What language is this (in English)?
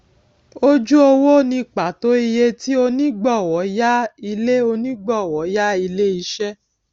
Yoruba